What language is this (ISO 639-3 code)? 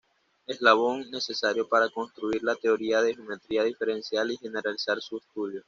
spa